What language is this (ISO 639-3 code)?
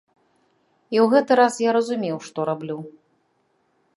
bel